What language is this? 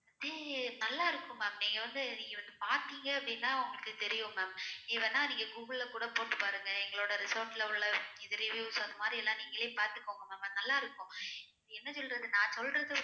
Tamil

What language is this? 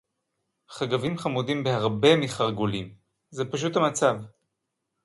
Hebrew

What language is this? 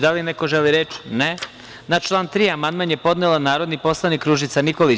Serbian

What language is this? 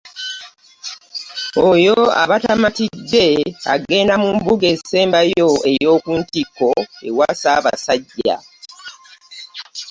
Ganda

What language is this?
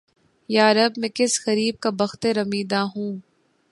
Urdu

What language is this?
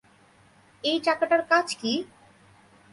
Bangla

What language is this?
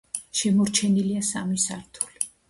Georgian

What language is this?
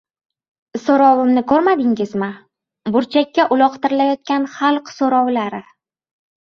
Uzbek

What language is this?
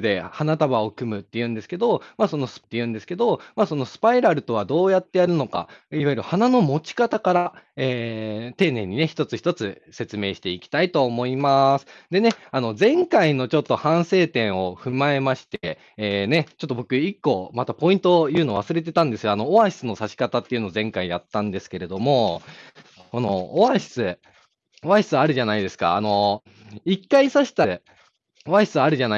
Japanese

